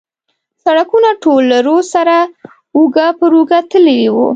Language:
Pashto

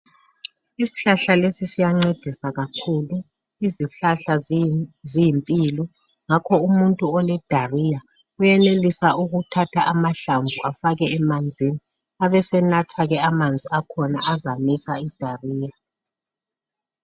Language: North Ndebele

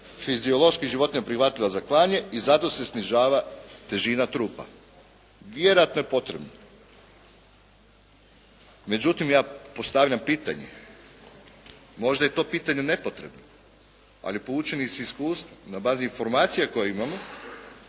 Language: Croatian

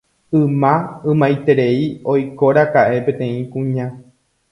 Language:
Guarani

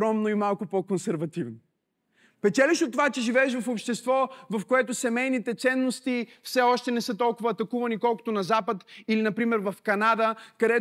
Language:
Bulgarian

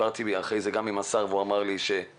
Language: Hebrew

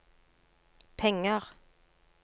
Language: Norwegian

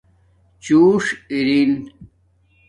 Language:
Domaaki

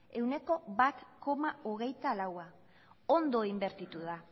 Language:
Basque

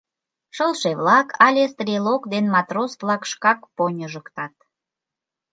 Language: Mari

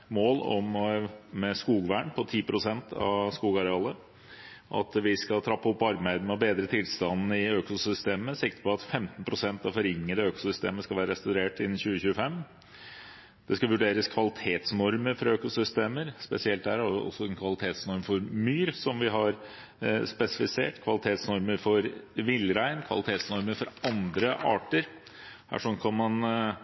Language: Norwegian Bokmål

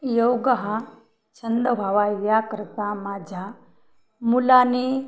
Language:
Marathi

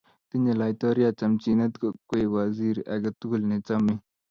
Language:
Kalenjin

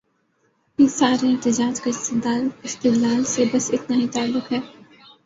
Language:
Urdu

